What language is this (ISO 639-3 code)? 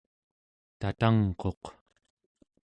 esu